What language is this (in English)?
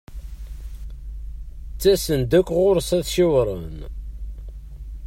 Kabyle